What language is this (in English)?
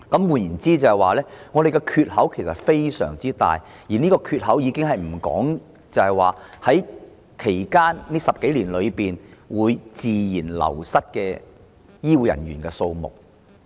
Cantonese